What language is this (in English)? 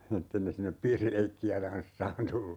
Finnish